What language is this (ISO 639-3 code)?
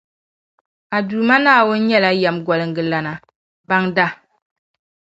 dag